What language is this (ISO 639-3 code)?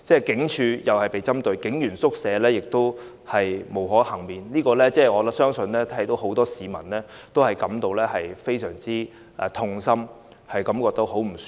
yue